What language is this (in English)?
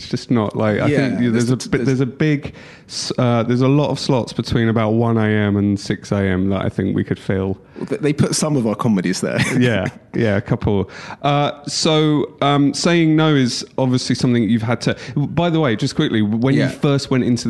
English